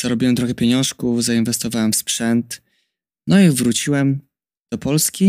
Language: Polish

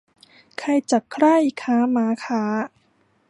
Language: Thai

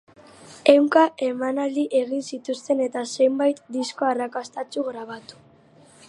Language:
Basque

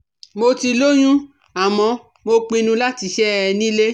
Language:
Yoruba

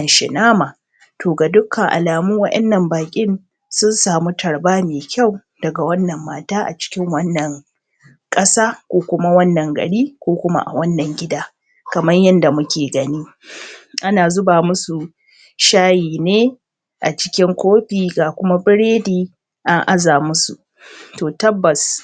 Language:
Hausa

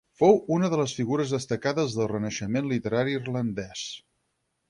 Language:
Catalan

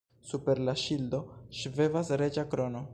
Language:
Esperanto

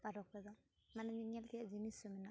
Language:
Santali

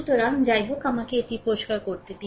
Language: Bangla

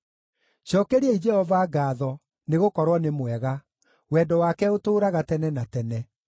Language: Kikuyu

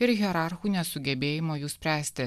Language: Lithuanian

